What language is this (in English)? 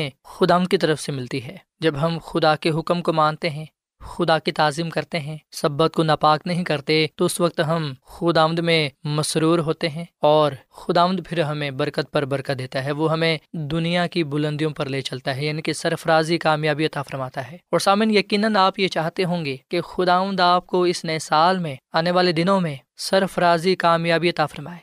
Urdu